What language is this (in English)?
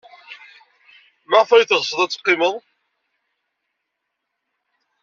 Kabyle